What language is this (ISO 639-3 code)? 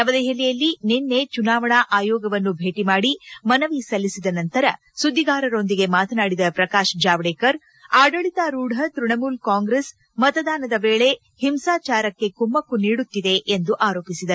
kan